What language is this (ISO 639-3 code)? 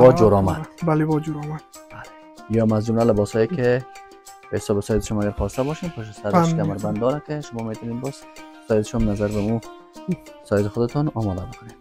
fas